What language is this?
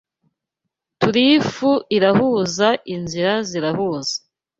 Kinyarwanda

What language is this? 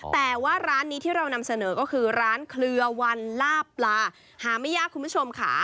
Thai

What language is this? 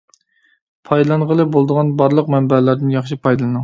Uyghur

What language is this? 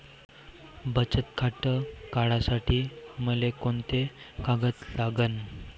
Marathi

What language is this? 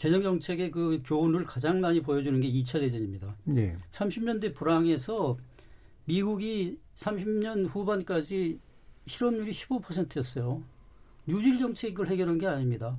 Korean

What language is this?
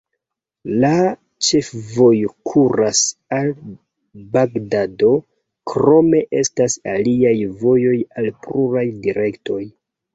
Esperanto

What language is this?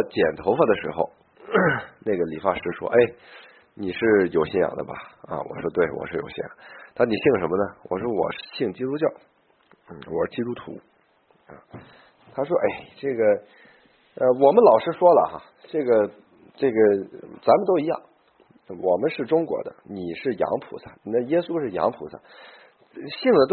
Chinese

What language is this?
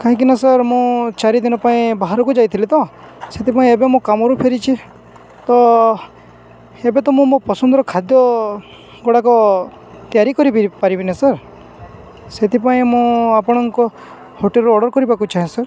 Odia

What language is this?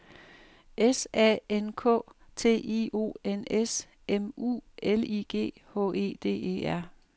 Danish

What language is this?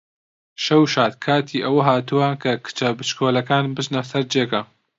Central Kurdish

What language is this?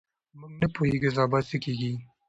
Pashto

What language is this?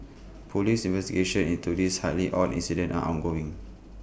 English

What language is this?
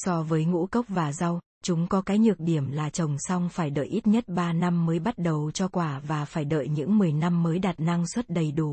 Vietnamese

